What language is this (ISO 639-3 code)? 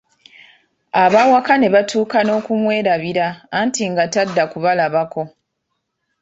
lug